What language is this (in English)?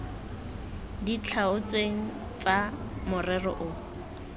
Tswana